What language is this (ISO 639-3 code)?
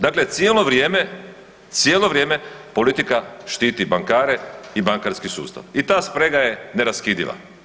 hrv